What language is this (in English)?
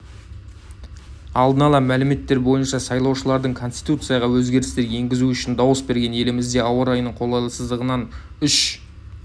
Kazakh